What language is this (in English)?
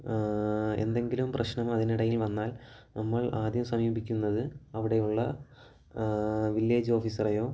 Malayalam